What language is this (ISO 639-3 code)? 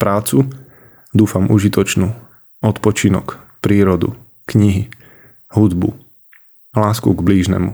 slk